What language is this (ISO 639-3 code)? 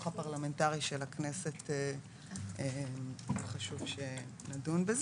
heb